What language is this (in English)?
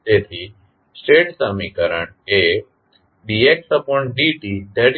Gujarati